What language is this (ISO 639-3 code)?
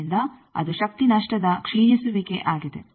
kan